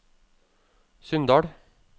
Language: Norwegian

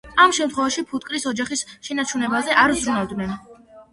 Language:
Georgian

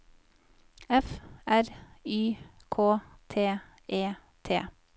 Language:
Norwegian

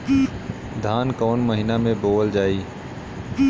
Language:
Bhojpuri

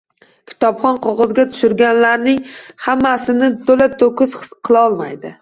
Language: Uzbek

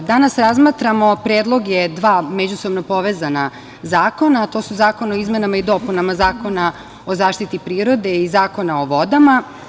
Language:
Serbian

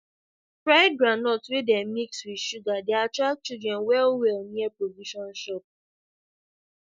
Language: Nigerian Pidgin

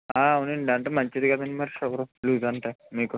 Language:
Telugu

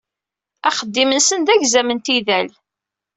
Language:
Kabyle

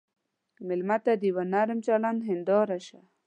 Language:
Pashto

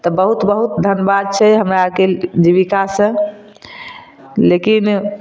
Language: Maithili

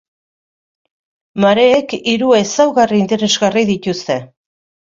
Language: Basque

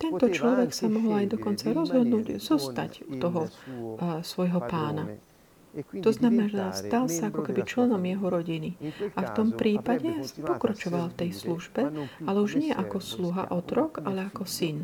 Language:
Slovak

